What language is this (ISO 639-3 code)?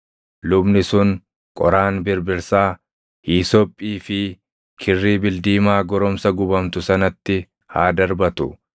orm